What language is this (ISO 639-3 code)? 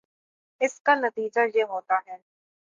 urd